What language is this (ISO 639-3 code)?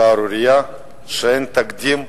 heb